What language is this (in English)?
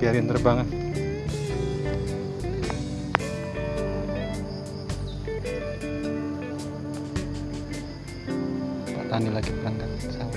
Indonesian